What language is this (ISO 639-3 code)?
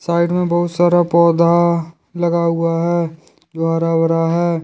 hin